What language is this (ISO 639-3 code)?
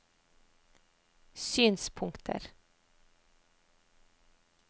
nor